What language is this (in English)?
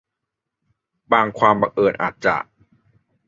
Thai